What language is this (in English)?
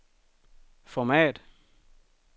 Danish